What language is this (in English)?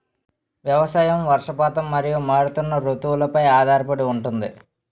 Telugu